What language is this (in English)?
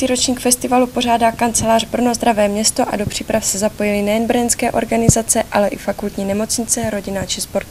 Czech